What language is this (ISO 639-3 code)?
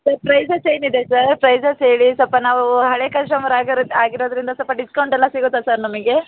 kan